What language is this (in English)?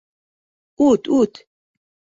Bashkir